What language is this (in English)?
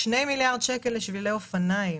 Hebrew